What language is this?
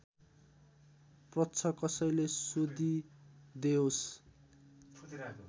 Nepali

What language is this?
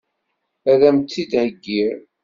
Kabyle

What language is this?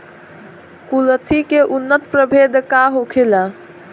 Bhojpuri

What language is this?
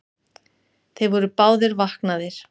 Icelandic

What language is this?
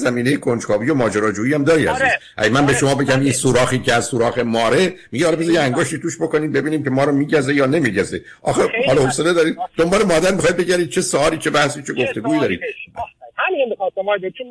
Persian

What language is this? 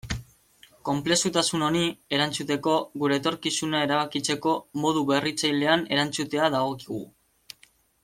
Basque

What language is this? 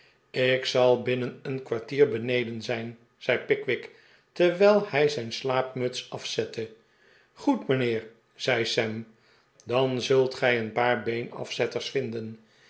Dutch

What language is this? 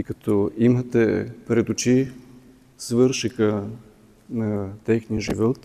Bulgarian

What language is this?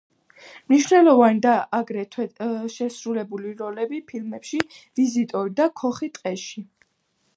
Georgian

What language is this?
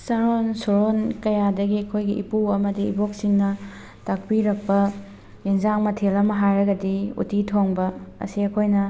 Manipuri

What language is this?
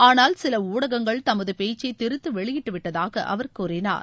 Tamil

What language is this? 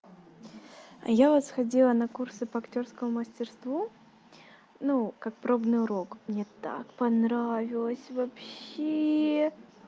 Russian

